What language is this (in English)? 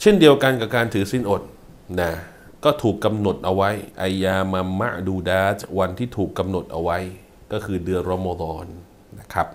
Thai